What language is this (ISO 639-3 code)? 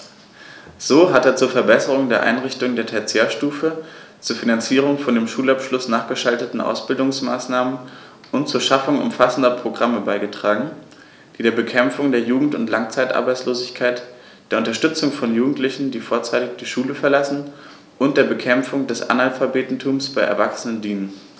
deu